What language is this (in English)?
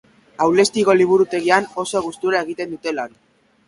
Basque